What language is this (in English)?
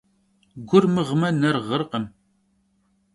Kabardian